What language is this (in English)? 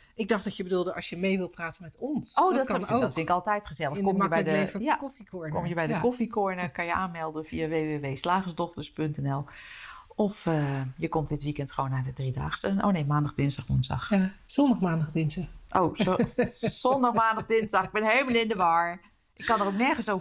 Dutch